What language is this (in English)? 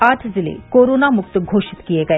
Hindi